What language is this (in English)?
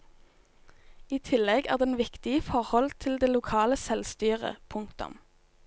Norwegian